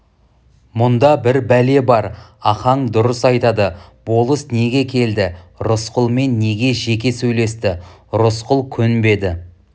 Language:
Kazakh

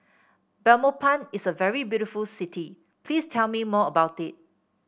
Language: English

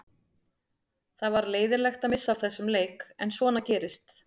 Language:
Icelandic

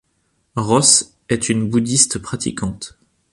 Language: French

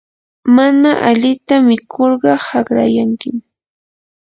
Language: Yanahuanca Pasco Quechua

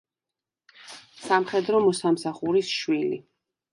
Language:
Georgian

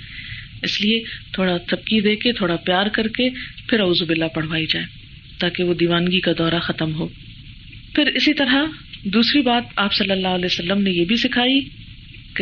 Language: Urdu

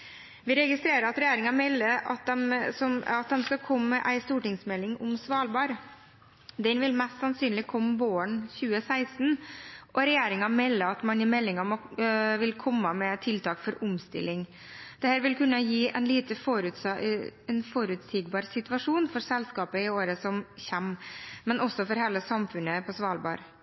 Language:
Norwegian Bokmål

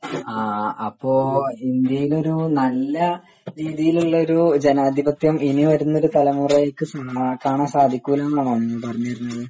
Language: Malayalam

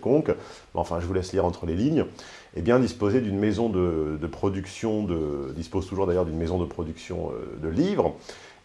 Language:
French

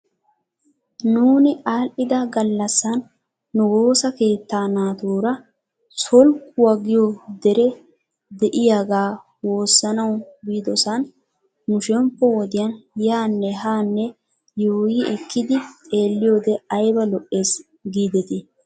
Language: Wolaytta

